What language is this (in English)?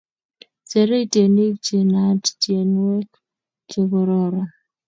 Kalenjin